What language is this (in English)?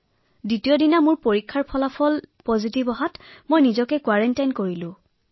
Assamese